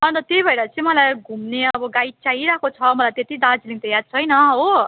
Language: Nepali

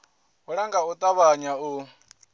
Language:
Venda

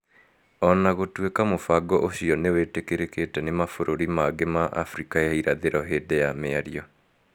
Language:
Kikuyu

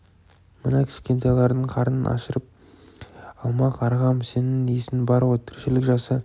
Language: Kazakh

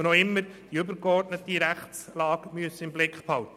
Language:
Swiss German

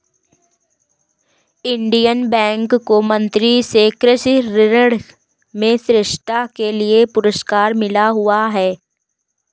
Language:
Hindi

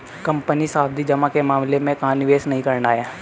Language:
Hindi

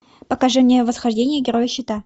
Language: Russian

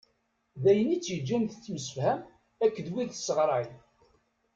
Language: Kabyle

